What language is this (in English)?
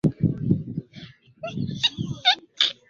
Swahili